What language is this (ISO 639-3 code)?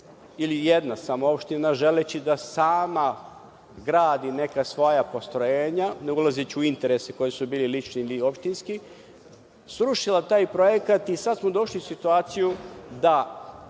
srp